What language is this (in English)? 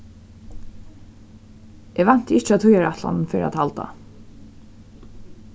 Faroese